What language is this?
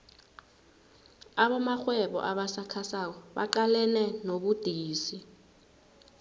South Ndebele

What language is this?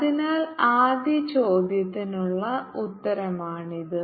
Malayalam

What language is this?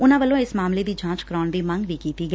Punjabi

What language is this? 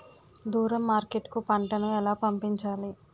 Telugu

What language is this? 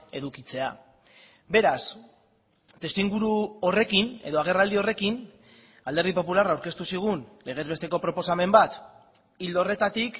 Basque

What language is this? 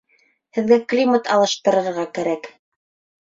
Bashkir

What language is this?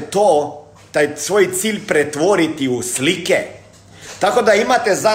Croatian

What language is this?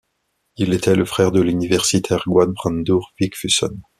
French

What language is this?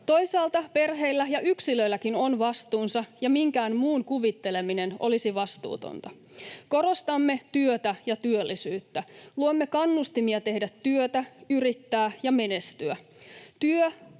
Finnish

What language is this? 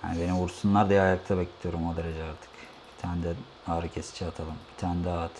Turkish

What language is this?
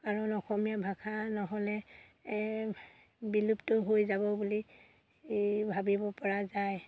Assamese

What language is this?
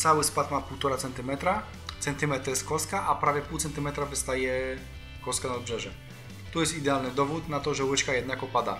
Polish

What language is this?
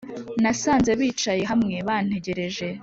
Kinyarwanda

